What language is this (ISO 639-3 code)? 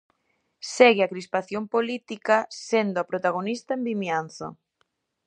glg